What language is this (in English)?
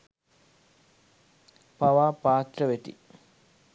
Sinhala